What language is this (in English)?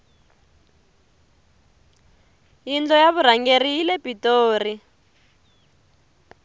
Tsonga